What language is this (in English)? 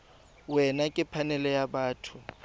Tswana